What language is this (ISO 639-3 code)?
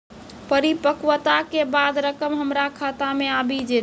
mai